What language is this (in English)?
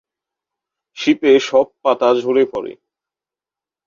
Bangla